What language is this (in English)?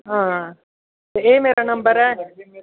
Dogri